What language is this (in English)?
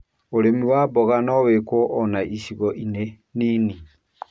Kikuyu